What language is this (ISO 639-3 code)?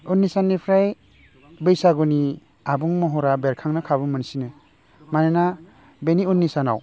brx